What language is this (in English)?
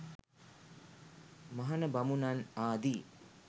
Sinhala